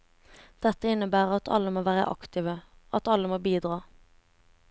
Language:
Norwegian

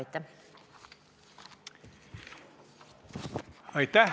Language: Estonian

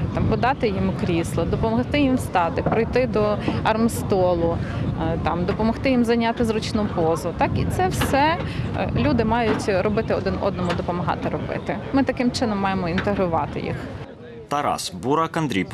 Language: Ukrainian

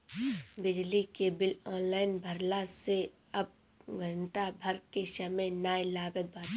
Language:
Bhojpuri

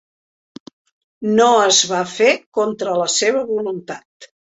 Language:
Catalan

